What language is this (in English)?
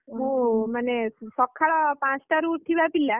Odia